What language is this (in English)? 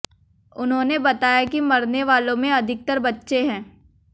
Hindi